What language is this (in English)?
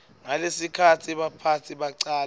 Swati